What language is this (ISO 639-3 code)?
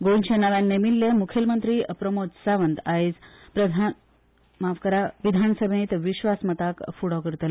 kok